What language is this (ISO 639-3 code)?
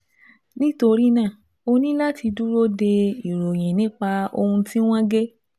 yor